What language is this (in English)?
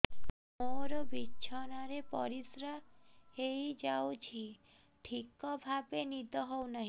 Odia